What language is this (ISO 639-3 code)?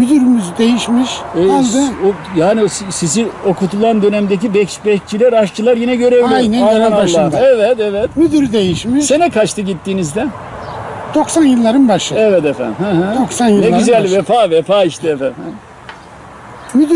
tur